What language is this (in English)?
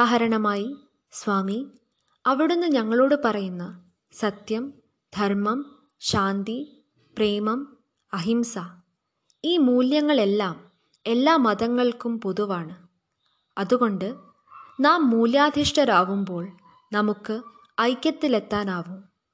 Malayalam